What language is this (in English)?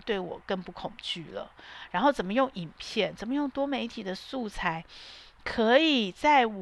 Chinese